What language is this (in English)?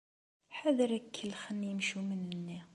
Kabyle